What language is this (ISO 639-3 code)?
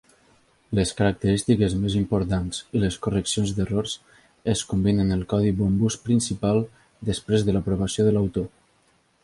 cat